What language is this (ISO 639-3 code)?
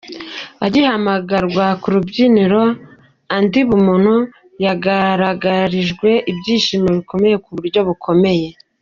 kin